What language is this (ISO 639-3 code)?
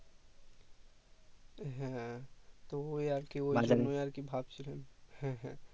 ben